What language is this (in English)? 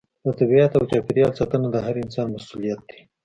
Pashto